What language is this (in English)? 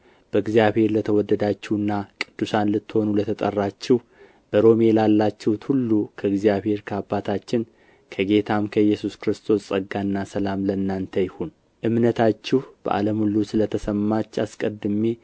Amharic